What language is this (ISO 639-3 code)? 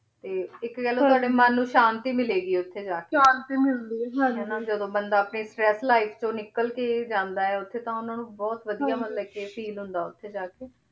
pan